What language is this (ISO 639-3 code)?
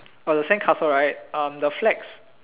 eng